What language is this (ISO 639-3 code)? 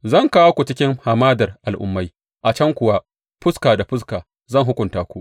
hau